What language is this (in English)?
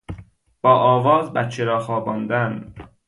Persian